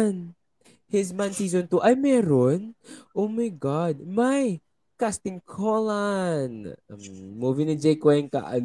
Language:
Filipino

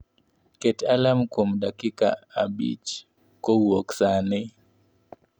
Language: Luo (Kenya and Tanzania)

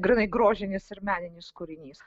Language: Lithuanian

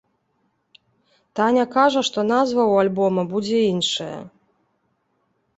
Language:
Belarusian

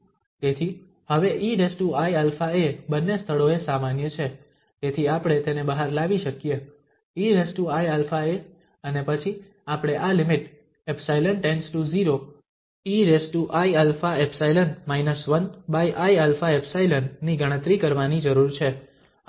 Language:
Gujarati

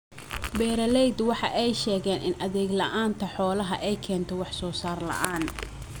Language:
Somali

